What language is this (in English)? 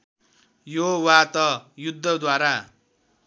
Nepali